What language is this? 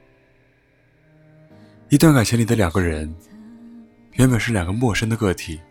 Chinese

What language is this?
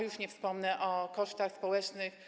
Polish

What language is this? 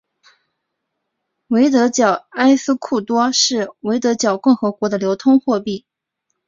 Chinese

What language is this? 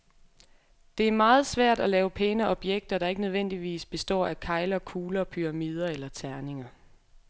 Danish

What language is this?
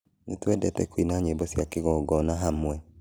Kikuyu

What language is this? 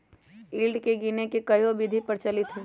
Magahi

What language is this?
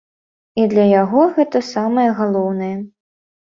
Belarusian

